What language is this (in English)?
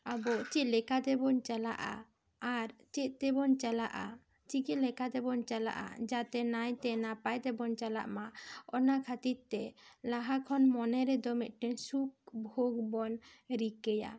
Santali